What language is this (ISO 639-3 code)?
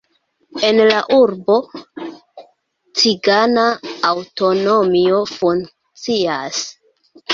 epo